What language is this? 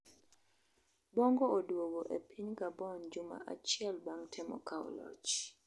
Luo (Kenya and Tanzania)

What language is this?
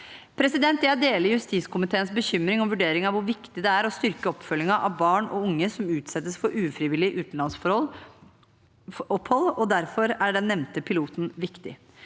Norwegian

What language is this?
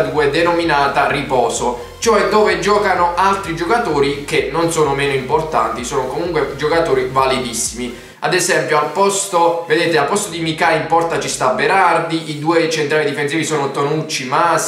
Italian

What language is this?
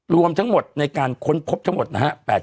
Thai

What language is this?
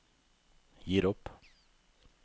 Norwegian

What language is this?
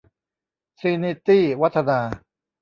Thai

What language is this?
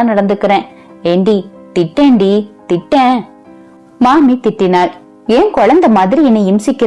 Tamil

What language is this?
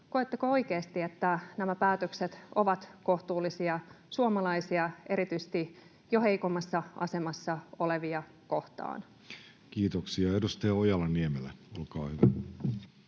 Finnish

